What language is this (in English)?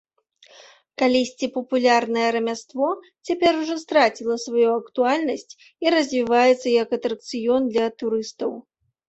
Belarusian